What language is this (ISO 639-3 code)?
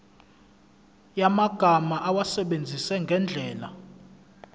zul